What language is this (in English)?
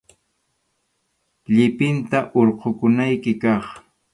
Arequipa-La Unión Quechua